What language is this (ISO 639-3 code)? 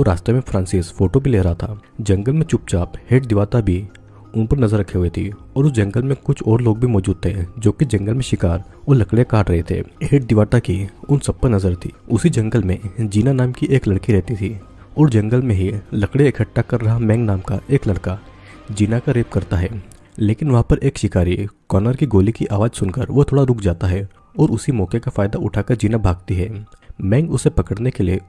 hin